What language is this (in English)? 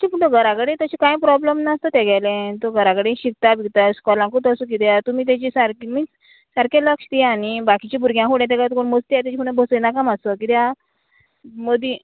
Konkani